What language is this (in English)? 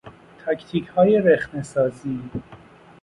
Persian